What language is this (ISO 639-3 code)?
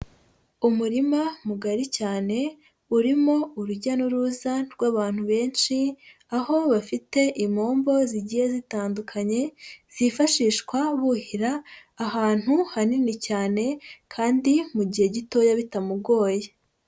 kin